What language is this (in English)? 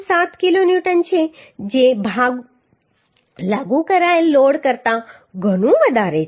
Gujarati